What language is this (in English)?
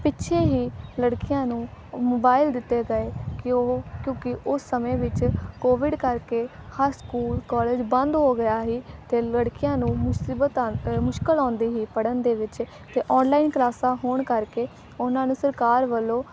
Punjabi